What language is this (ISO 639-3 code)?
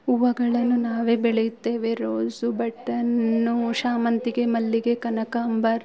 kan